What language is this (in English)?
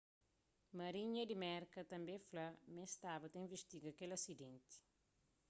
Kabuverdianu